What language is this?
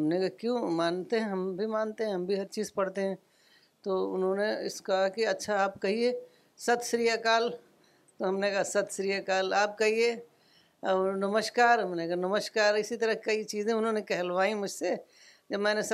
Urdu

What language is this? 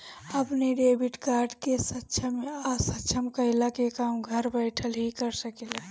Bhojpuri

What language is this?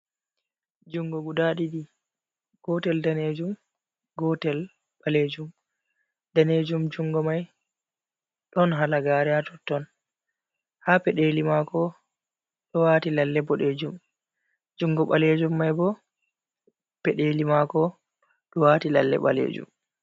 Fula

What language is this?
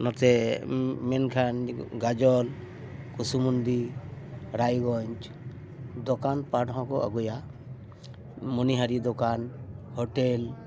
Santali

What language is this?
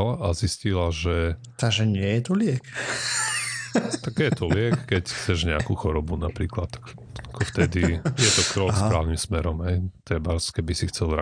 Slovak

